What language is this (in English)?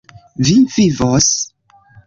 Esperanto